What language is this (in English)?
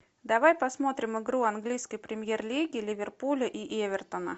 Russian